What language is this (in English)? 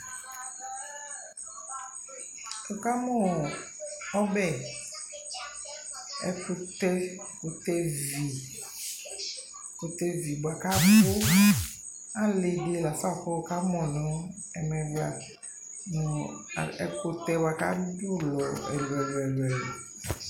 Ikposo